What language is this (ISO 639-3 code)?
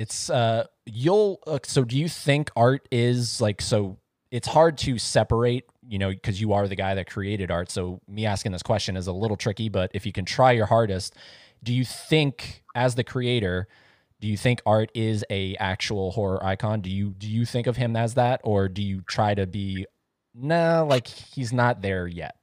eng